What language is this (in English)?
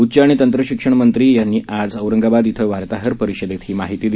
Marathi